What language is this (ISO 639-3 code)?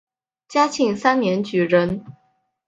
zho